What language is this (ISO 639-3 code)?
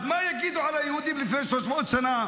heb